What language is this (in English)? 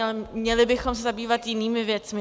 Czech